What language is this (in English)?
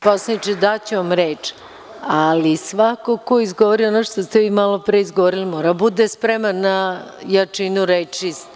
Serbian